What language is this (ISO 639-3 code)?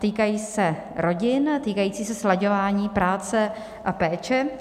ces